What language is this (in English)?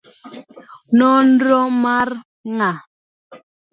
Luo (Kenya and Tanzania)